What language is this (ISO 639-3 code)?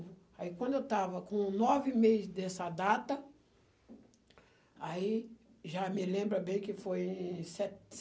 por